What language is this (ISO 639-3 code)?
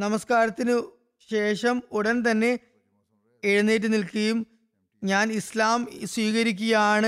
mal